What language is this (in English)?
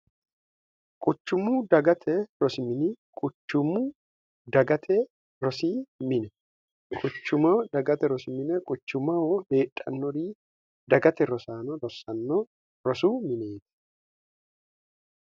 Sidamo